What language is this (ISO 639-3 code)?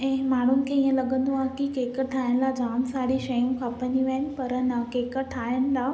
snd